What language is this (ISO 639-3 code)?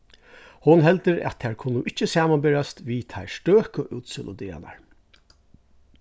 fao